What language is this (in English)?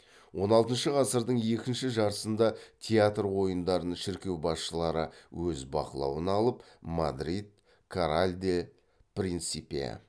Kazakh